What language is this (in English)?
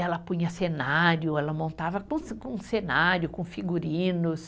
Portuguese